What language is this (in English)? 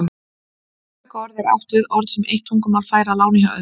Icelandic